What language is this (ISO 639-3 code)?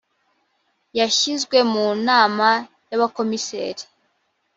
kin